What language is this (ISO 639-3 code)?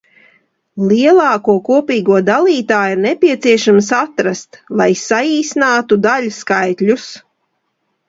lav